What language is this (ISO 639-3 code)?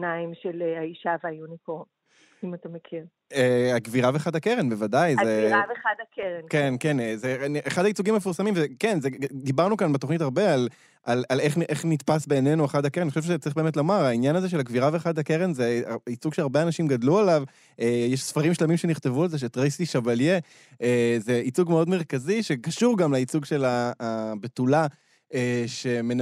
heb